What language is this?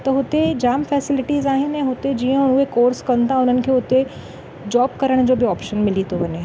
Sindhi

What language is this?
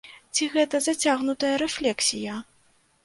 Belarusian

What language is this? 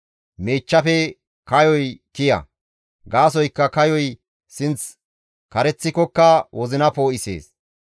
Gamo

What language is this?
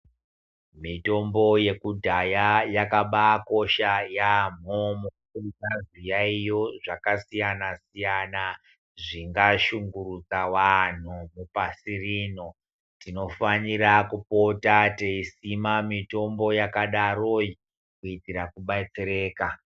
Ndau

